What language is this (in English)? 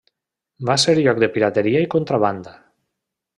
Catalan